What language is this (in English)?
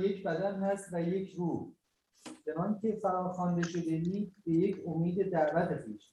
Persian